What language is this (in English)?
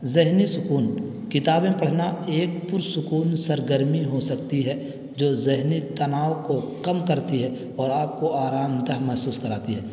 Urdu